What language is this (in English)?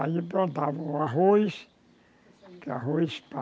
Portuguese